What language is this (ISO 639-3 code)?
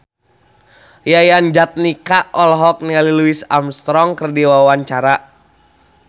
sun